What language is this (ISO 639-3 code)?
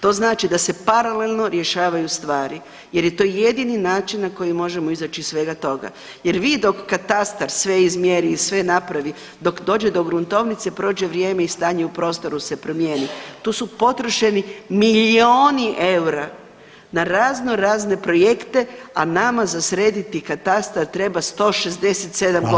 hrv